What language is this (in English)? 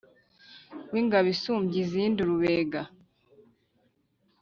Kinyarwanda